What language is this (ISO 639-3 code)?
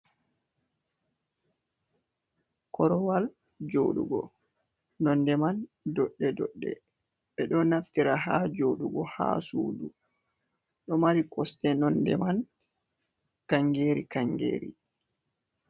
ful